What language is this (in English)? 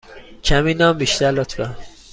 Persian